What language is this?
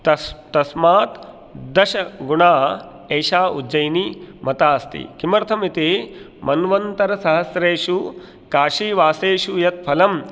Sanskrit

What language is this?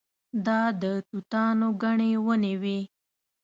Pashto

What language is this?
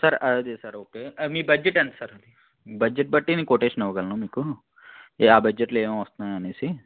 Telugu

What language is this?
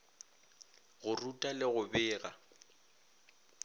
Northern Sotho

